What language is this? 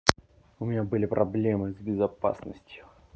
Russian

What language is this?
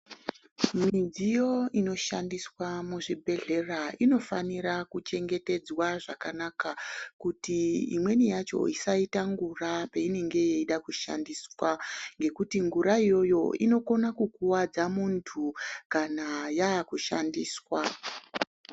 Ndau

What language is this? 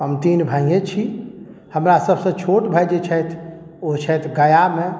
Maithili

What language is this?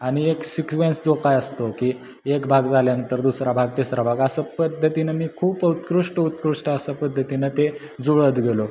Marathi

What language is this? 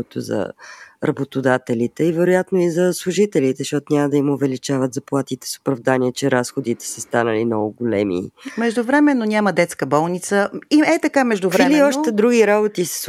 Bulgarian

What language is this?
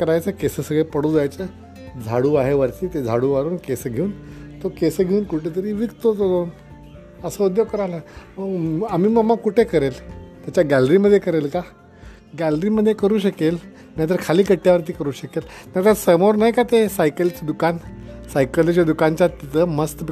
Marathi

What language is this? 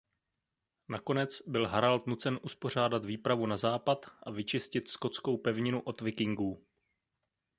Czech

